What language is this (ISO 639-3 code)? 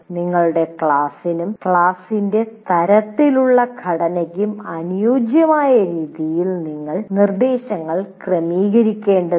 mal